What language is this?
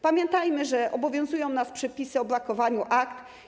Polish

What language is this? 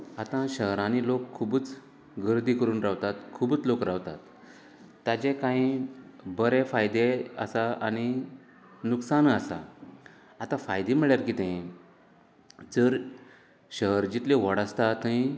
Konkani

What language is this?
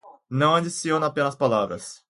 Portuguese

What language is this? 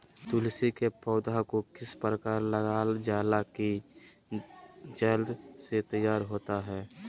Magahi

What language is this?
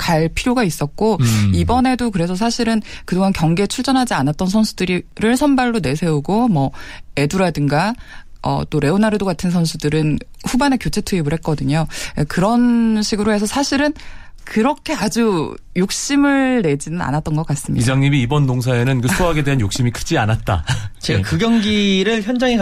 Korean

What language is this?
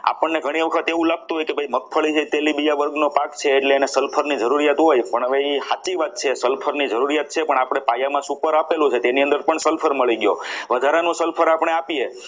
Gujarati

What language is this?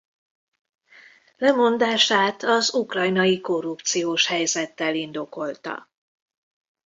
Hungarian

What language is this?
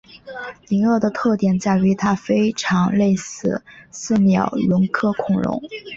Chinese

